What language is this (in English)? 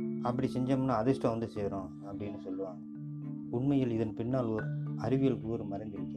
Tamil